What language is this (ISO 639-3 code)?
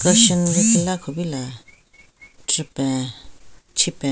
nre